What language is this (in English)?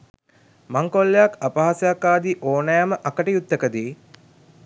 Sinhala